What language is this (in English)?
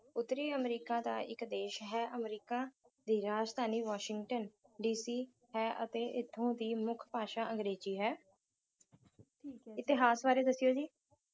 Punjabi